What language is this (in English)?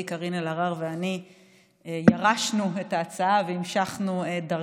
Hebrew